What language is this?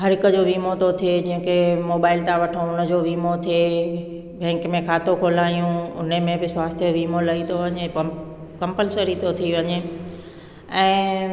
Sindhi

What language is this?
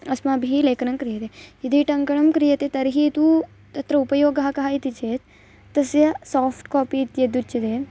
Sanskrit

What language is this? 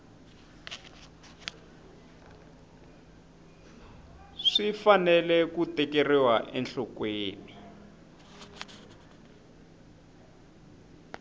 Tsonga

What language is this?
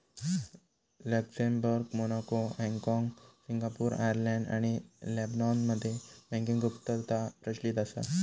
Marathi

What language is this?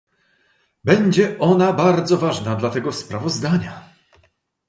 Polish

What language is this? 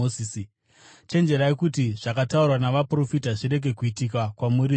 Shona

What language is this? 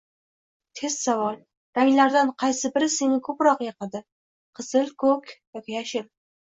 Uzbek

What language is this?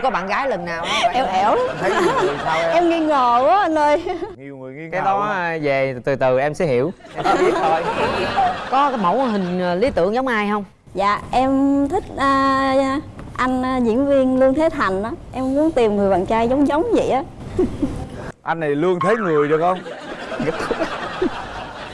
Vietnamese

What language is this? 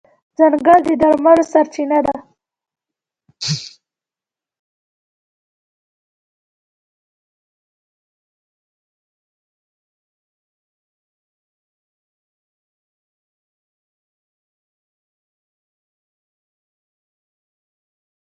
Pashto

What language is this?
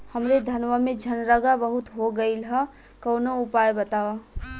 Bhojpuri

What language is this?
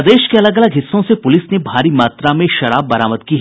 Hindi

